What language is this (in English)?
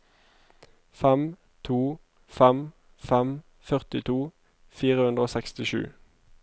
Norwegian